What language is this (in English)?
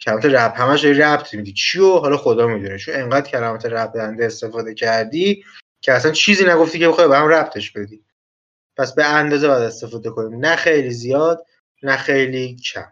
Persian